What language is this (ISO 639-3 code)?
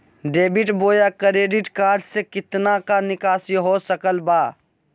mag